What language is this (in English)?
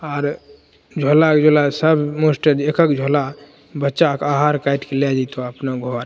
Maithili